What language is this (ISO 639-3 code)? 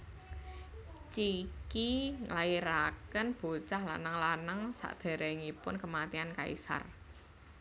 jav